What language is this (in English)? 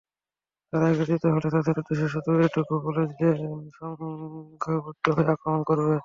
Bangla